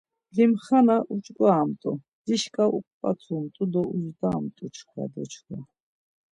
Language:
Laz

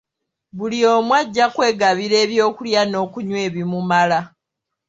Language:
Ganda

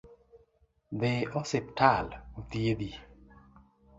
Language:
Luo (Kenya and Tanzania)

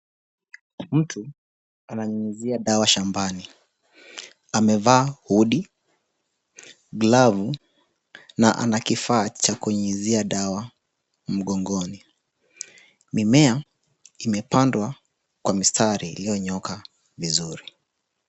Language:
Swahili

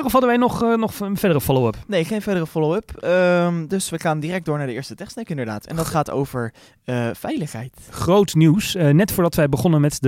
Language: Dutch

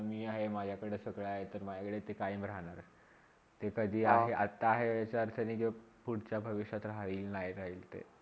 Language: Marathi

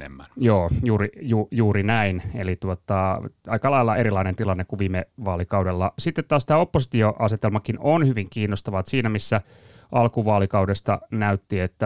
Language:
Finnish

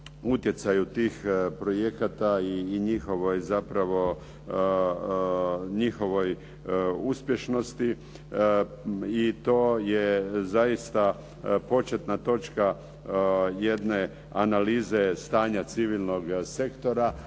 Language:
Croatian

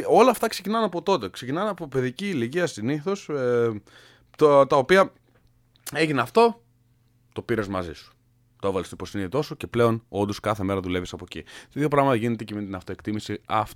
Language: Greek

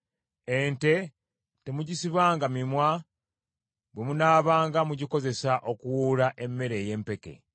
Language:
Ganda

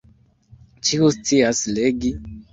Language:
Esperanto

